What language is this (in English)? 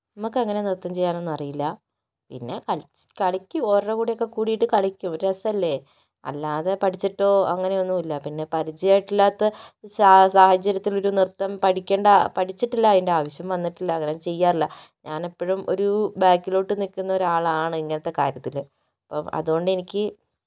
Malayalam